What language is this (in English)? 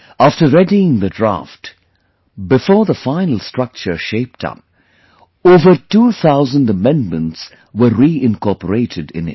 English